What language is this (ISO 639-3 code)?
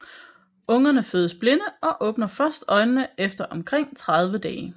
dan